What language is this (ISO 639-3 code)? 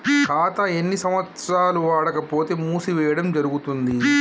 tel